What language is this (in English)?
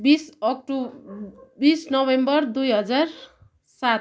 Nepali